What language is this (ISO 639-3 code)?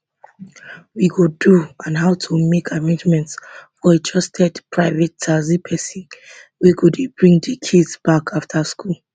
pcm